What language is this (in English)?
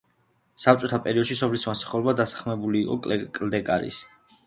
Georgian